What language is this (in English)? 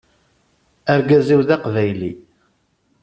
Kabyle